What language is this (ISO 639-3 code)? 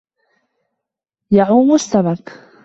ara